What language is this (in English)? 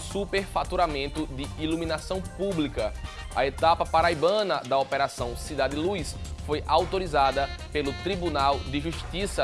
Portuguese